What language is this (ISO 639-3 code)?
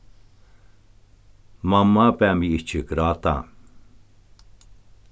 fao